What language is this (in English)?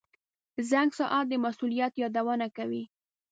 Pashto